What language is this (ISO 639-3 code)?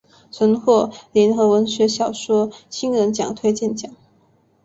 zho